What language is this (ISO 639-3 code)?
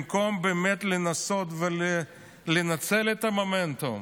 heb